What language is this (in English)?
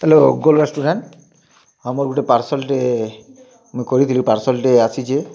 Odia